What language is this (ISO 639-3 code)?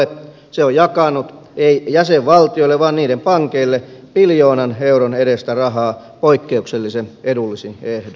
fin